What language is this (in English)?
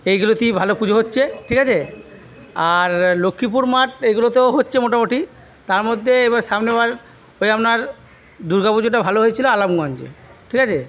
Bangla